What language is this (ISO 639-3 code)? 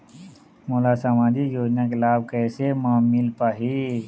hne